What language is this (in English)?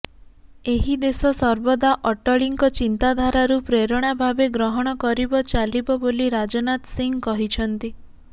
Odia